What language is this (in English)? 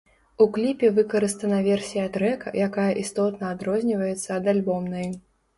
Belarusian